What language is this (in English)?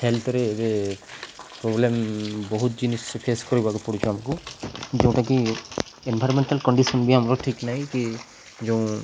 Odia